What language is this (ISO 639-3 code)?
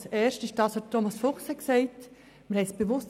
gsw